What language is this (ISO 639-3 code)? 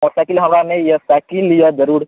mai